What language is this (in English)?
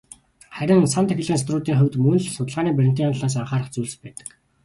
Mongolian